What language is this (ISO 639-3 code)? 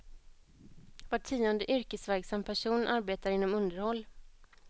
swe